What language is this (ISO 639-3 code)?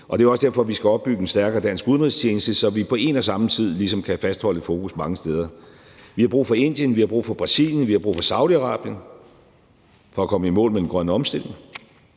dan